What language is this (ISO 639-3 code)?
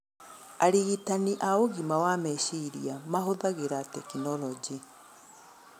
kik